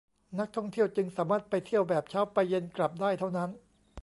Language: Thai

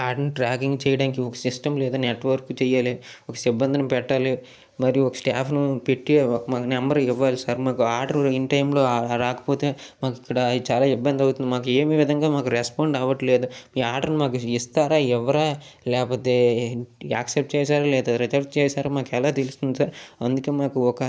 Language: Telugu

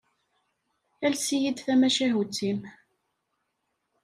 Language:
Kabyle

